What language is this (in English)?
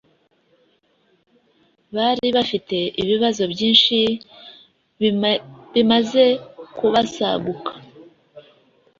Kinyarwanda